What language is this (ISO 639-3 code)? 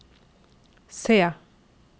nor